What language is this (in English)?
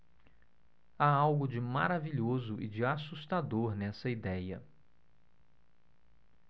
Portuguese